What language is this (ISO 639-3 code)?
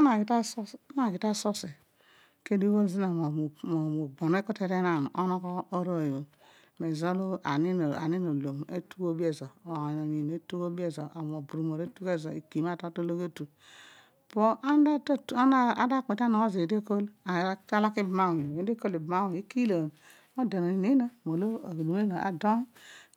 odu